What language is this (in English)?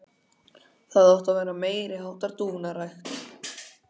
Icelandic